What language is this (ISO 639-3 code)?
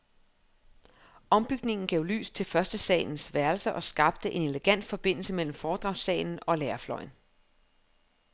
dan